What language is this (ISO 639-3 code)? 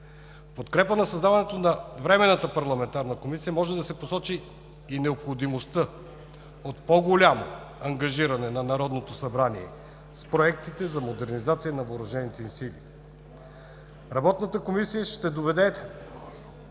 bul